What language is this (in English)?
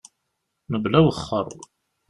Kabyle